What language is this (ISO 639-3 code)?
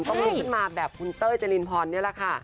tha